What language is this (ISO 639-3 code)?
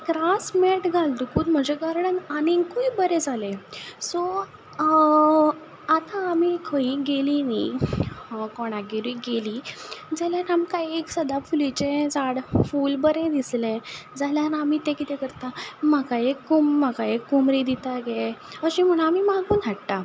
kok